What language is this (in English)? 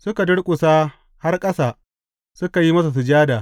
Hausa